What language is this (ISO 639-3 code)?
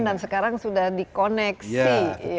ind